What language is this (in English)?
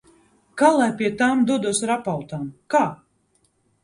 Latvian